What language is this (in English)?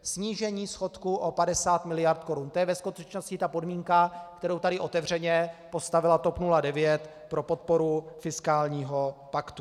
Czech